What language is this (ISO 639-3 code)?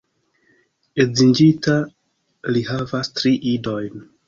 epo